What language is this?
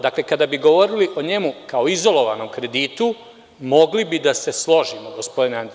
Serbian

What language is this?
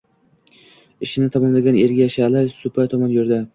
Uzbek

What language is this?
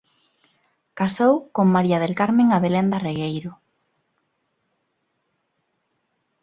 Galician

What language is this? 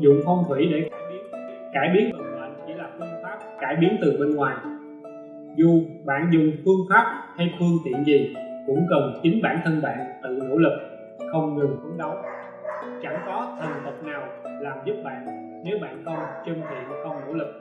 Vietnamese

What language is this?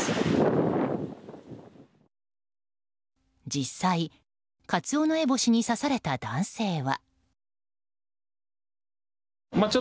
Japanese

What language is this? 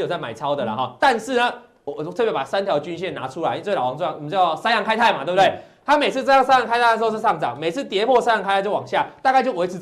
Chinese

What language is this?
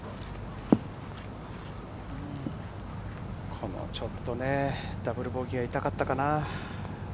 Japanese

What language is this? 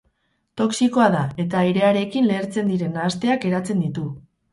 Basque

